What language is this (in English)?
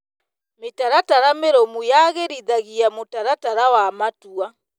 Kikuyu